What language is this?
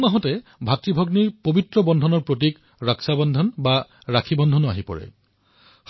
Assamese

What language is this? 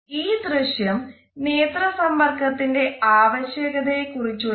Malayalam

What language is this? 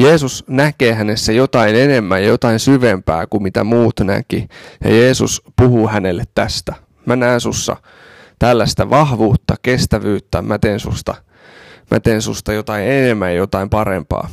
Finnish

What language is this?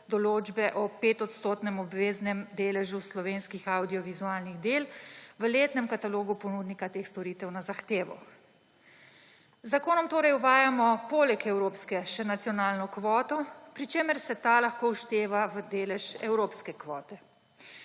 Slovenian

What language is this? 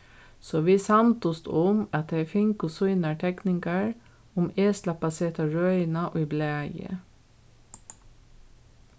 Faroese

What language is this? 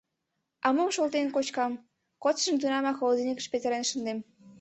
Mari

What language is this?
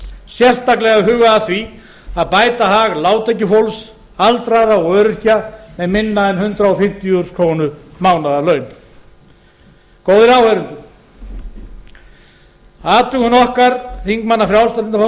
Icelandic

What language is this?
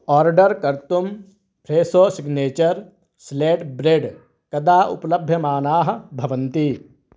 Sanskrit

